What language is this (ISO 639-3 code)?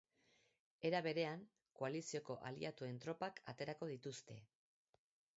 eus